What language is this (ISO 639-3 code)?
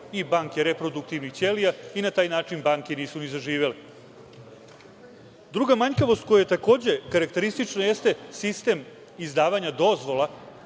srp